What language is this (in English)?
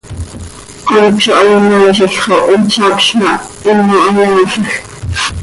Seri